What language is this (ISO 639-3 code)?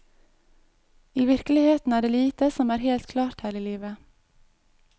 nor